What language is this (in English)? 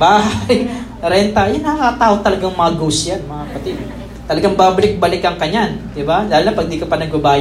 Filipino